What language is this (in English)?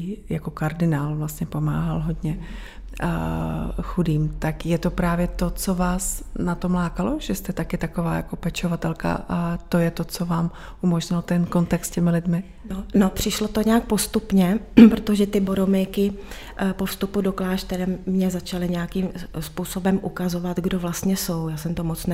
Czech